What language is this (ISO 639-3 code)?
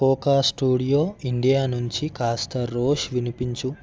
tel